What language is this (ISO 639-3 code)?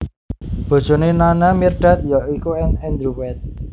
jav